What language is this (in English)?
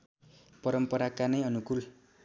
Nepali